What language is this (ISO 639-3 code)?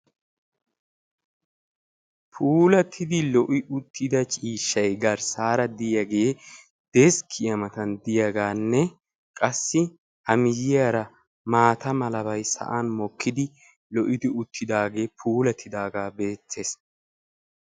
wal